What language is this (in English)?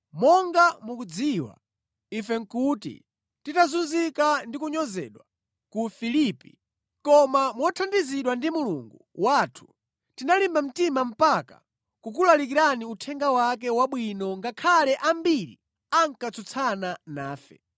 Nyanja